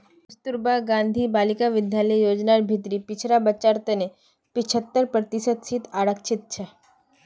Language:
Magahi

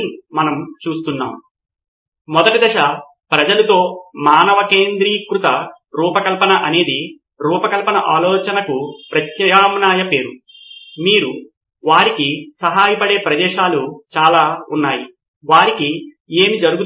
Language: Telugu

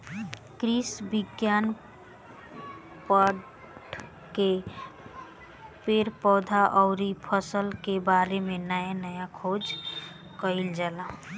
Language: Bhojpuri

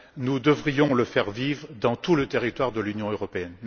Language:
French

